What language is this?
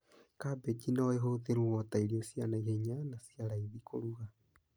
Kikuyu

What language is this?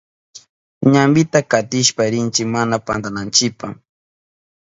Southern Pastaza Quechua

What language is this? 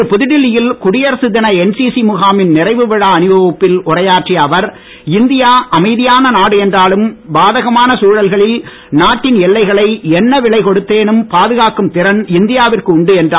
Tamil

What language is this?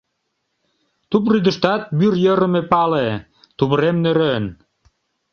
Mari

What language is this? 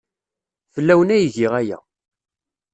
Kabyle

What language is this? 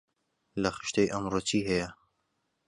Central Kurdish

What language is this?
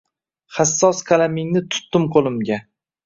Uzbek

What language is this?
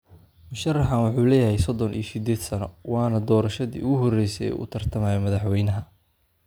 Somali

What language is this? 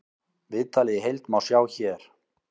Icelandic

